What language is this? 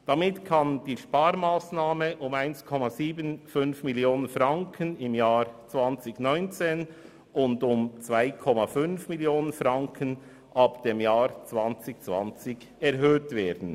Swiss German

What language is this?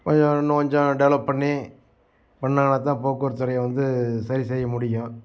Tamil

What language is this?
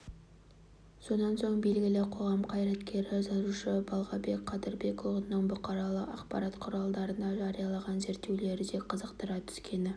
Kazakh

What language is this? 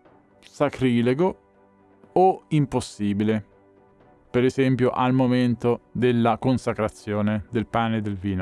Italian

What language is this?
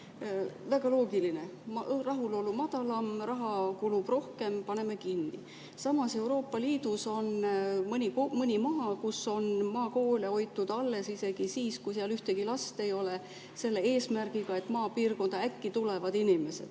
Estonian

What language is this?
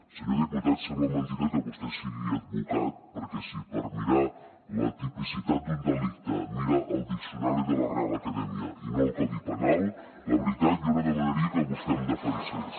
Catalan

